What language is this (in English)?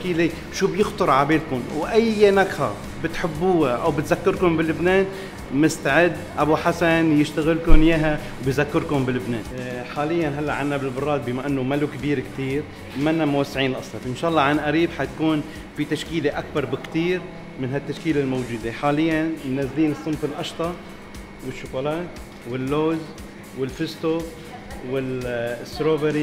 Arabic